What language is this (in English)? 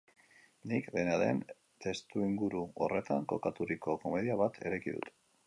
Basque